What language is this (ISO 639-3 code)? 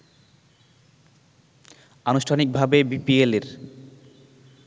ben